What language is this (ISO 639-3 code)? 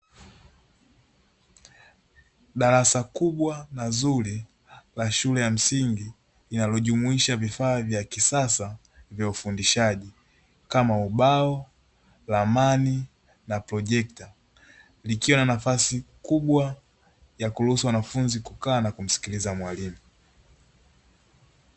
swa